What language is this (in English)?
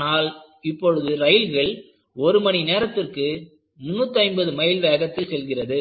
Tamil